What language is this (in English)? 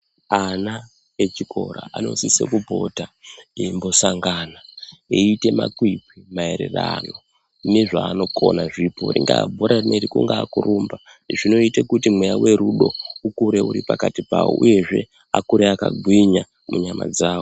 Ndau